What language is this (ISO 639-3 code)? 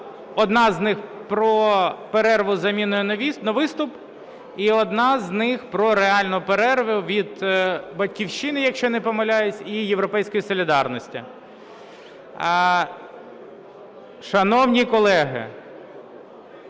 ukr